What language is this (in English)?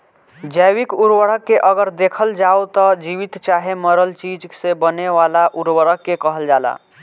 Bhojpuri